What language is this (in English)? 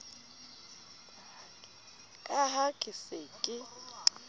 Southern Sotho